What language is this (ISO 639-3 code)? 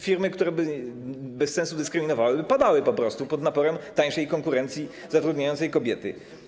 pol